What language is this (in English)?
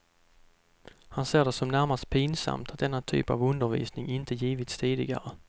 Swedish